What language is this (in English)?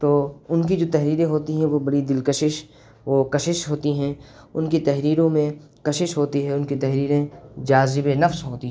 Urdu